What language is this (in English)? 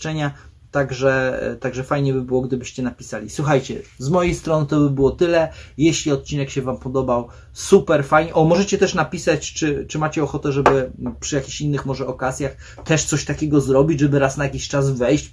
Polish